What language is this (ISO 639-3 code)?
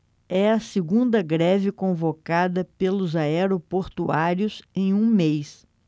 por